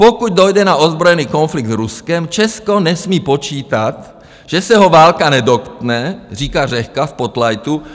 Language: Czech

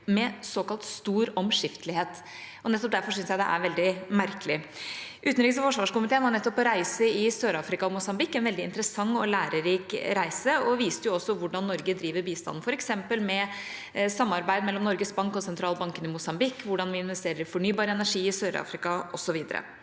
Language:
Norwegian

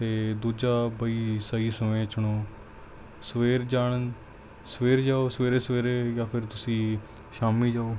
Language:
Punjabi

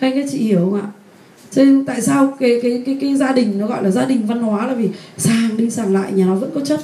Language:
Vietnamese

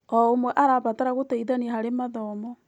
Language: Kikuyu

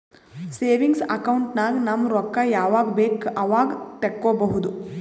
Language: Kannada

